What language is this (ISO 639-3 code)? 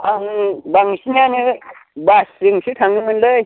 brx